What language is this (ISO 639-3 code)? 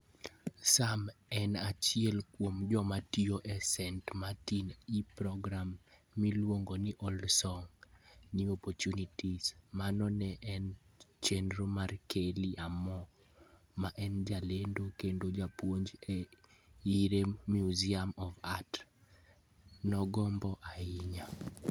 luo